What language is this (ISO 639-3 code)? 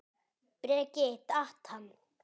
isl